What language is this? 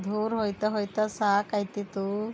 Kannada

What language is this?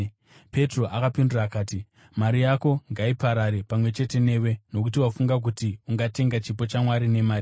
Shona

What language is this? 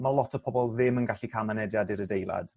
Welsh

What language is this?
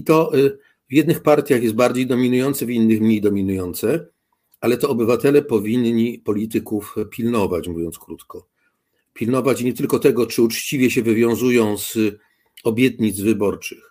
Polish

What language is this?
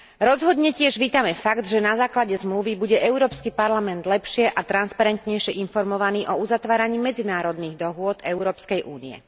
Slovak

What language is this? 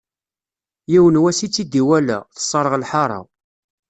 Kabyle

